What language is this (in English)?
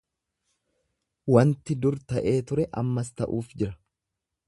Oromo